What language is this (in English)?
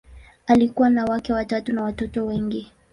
Swahili